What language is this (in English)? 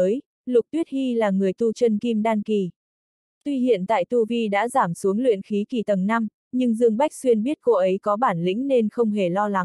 Vietnamese